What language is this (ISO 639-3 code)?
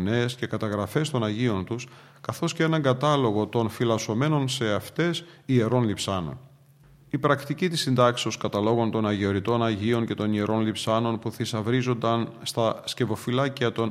ell